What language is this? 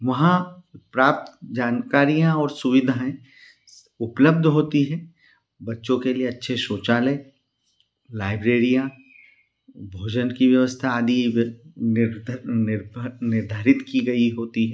Hindi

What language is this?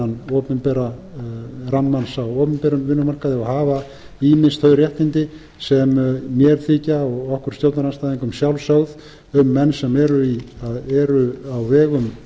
Icelandic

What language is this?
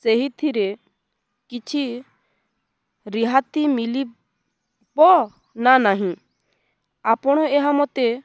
Odia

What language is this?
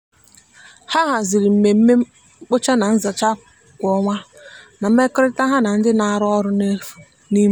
Igbo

